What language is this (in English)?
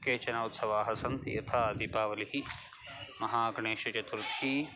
Sanskrit